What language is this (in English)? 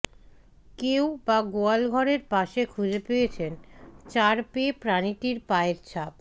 Bangla